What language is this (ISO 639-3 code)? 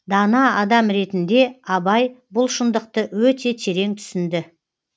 kaz